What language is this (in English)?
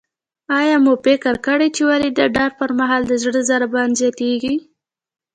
Pashto